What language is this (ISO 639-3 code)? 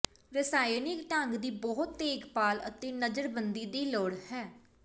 pan